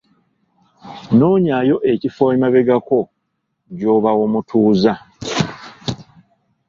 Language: Ganda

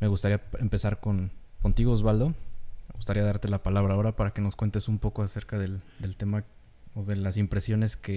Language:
Spanish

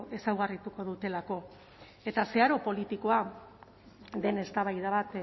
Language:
Basque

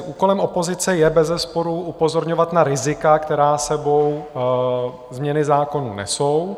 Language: Czech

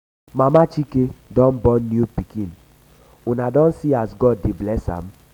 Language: Nigerian Pidgin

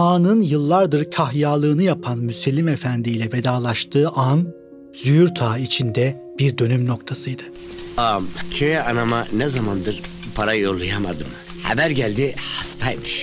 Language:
Turkish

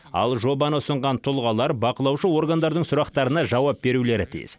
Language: Kazakh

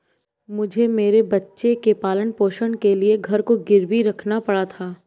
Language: Hindi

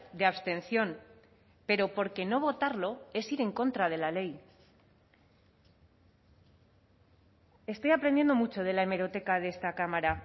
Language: Spanish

